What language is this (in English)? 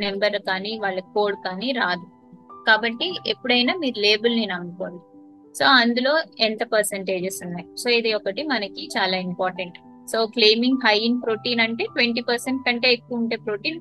Telugu